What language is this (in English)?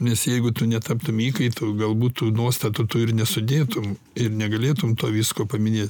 Lithuanian